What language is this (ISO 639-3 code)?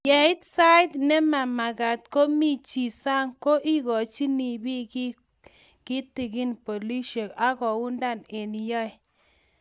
kln